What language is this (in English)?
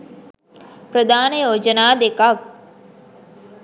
Sinhala